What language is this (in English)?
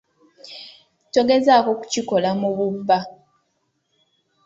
Ganda